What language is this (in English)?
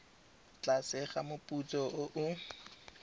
Tswana